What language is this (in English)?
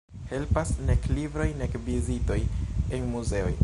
Esperanto